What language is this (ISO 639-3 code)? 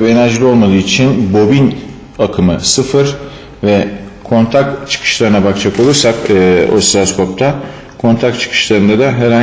tur